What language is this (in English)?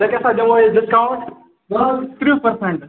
Kashmiri